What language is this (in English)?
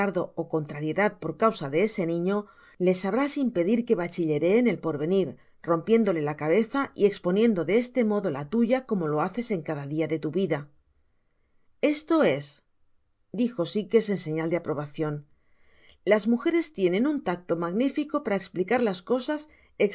Spanish